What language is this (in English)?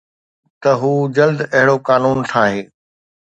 Sindhi